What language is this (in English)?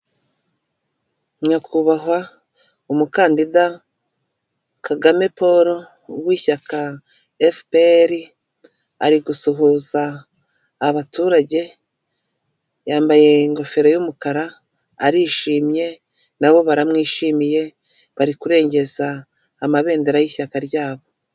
Kinyarwanda